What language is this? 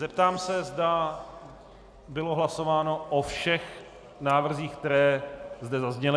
Czech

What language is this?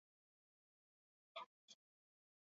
Basque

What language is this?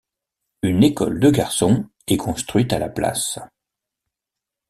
French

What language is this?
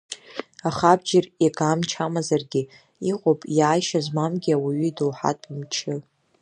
Abkhazian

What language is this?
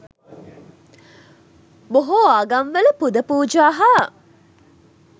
Sinhala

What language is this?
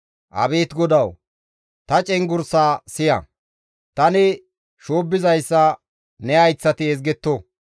Gamo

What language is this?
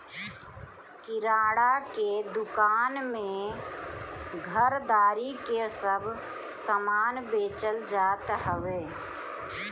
Bhojpuri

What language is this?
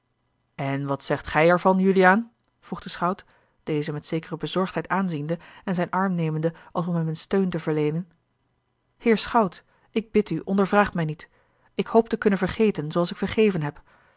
Dutch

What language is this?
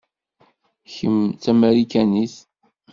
Kabyle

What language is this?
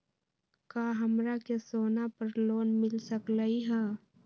Magahi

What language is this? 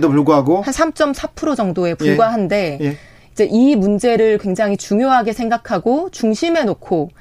Korean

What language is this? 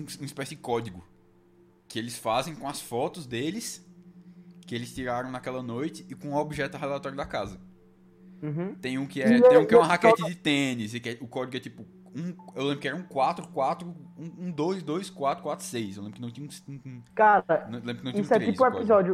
Portuguese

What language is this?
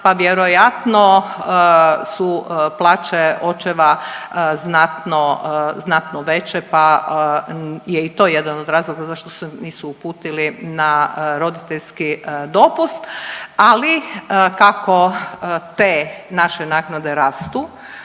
Croatian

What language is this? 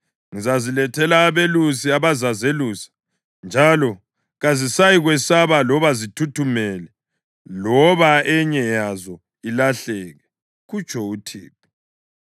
North Ndebele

